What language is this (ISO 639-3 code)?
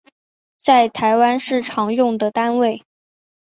zho